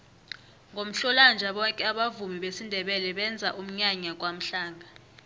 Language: South Ndebele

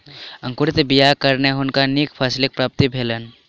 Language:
Maithili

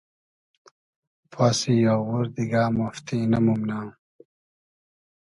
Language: Hazaragi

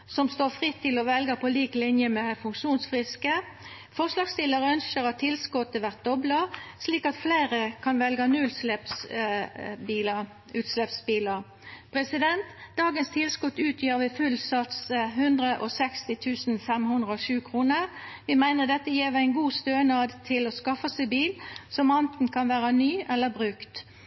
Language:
Norwegian Nynorsk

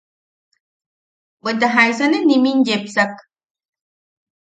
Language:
Yaqui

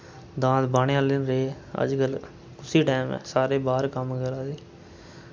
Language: Dogri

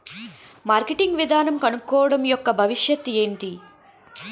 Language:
Telugu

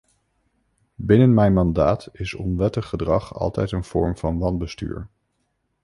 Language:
Dutch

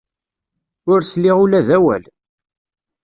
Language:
Kabyle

